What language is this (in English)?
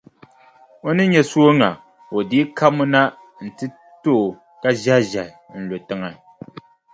Dagbani